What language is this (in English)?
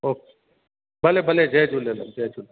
Sindhi